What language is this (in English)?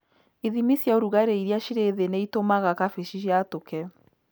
Kikuyu